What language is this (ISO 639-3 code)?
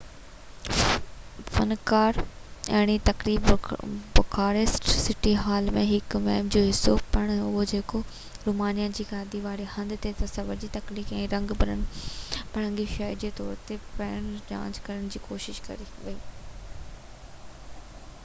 snd